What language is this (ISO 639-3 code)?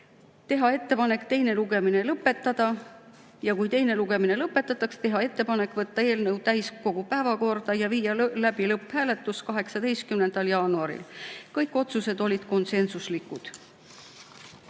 est